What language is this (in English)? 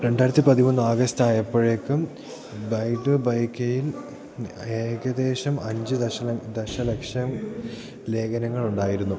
Malayalam